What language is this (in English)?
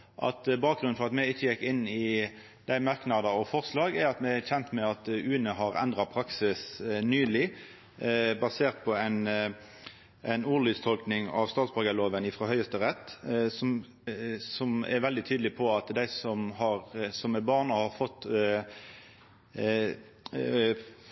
Norwegian Nynorsk